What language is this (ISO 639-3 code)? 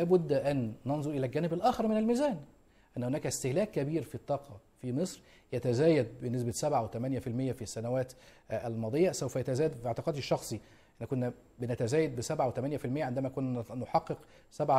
ara